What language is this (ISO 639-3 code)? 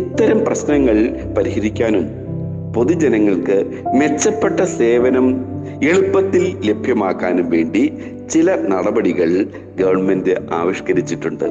mal